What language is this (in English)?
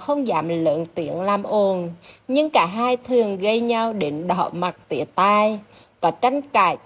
Vietnamese